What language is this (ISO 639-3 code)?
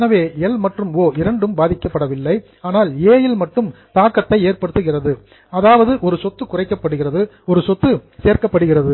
tam